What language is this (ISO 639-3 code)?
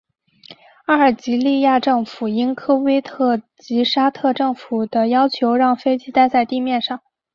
zho